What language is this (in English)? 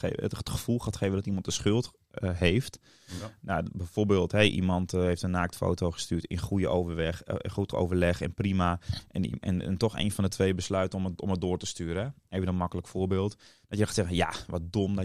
Dutch